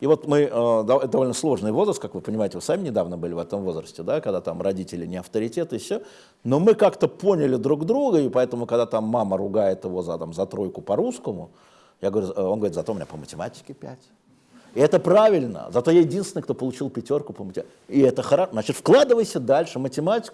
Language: Russian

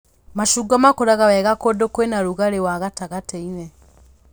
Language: Kikuyu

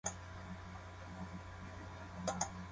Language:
Japanese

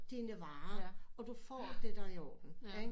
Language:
Danish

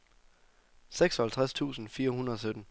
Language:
Danish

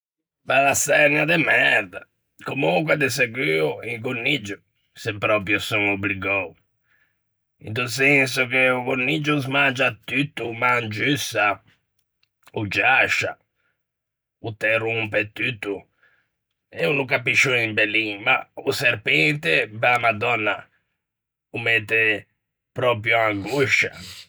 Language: Ligurian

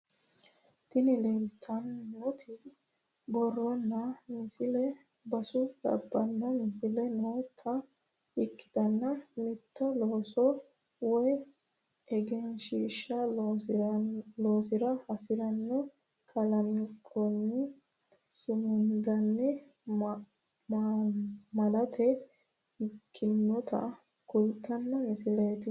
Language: Sidamo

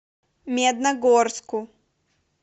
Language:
Russian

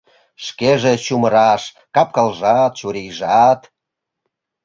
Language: Mari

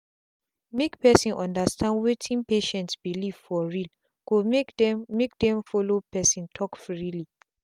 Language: Nigerian Pidgin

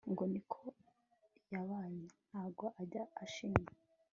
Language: Kinyarwanda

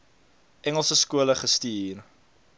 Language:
Afrikaans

